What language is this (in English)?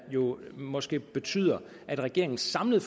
Danish